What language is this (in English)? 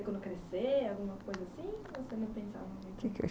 Portuguese